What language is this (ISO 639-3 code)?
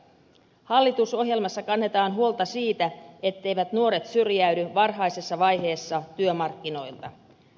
fin